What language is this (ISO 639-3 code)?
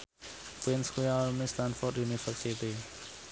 jav